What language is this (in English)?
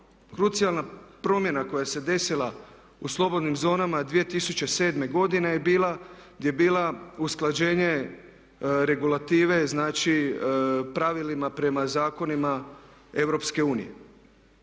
Croatian